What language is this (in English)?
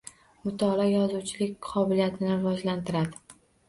Uzbek